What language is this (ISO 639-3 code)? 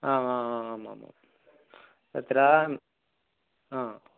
san